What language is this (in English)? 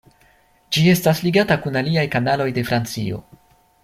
Esperanto